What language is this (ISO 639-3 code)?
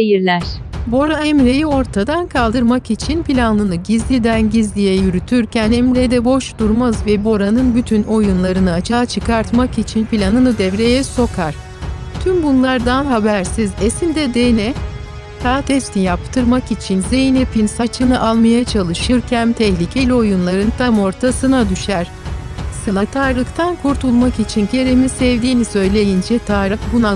tur